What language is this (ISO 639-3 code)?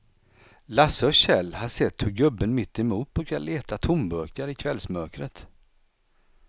swe